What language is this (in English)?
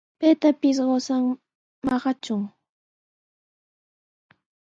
Sihuas Ancash Quechua